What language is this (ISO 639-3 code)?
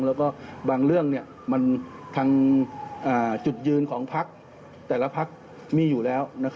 tha